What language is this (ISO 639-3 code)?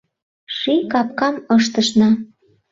chm